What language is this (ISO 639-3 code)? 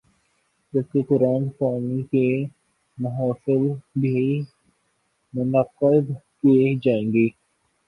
urd